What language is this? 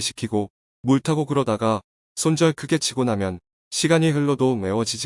Korean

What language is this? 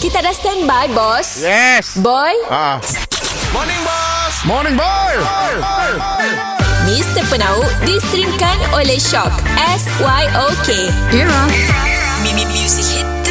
Malay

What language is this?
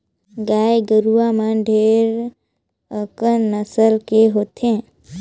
Chhattisgarhi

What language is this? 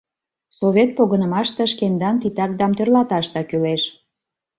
Mari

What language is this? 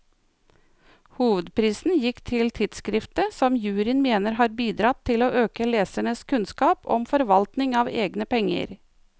Norwegian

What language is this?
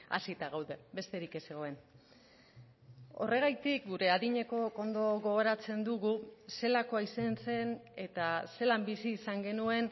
Basque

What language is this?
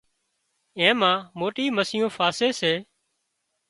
Wadiyara Koli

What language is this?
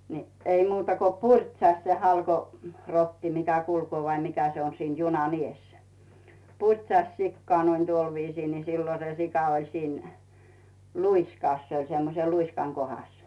Finnish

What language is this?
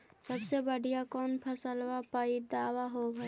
Magahi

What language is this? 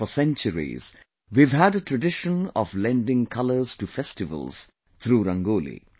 English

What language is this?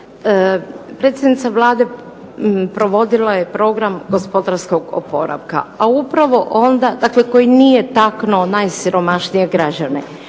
Croatian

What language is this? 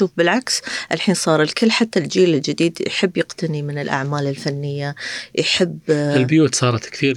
Arabic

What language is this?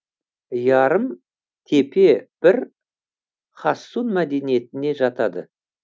Kazakh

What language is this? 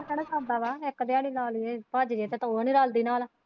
Punjabi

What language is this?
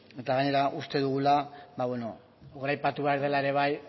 Basque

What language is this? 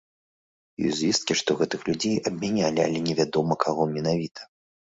Belarusian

